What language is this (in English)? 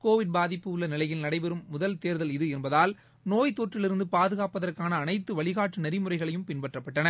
Tamil